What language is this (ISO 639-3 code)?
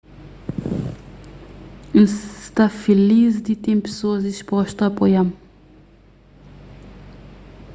kea